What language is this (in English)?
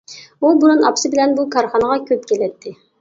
Uyghur